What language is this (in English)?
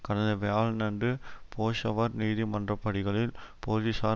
Tamil